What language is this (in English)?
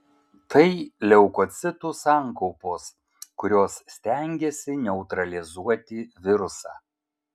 Lithuanian